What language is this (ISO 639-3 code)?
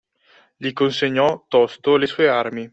ita